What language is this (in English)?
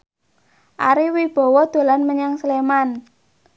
Javanese